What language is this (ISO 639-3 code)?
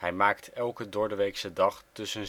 nld